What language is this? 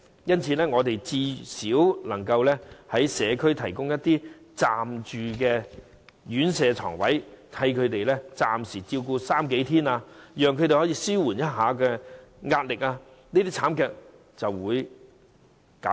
Cantonese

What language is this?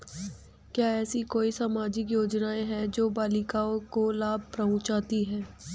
Hindi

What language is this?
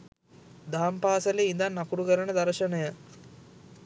Sinhala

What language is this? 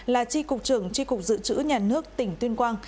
Vietnamese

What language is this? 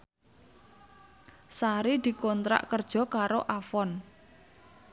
Javanese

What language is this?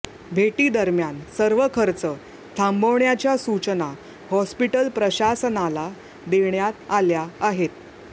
Marathi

